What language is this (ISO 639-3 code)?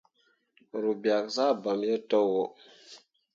mua